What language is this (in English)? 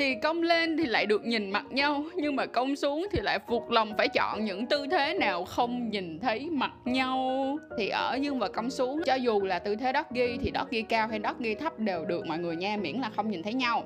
Vietnamese